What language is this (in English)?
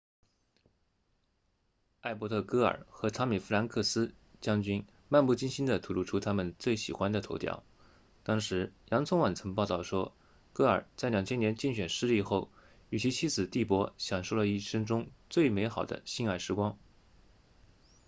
Chinese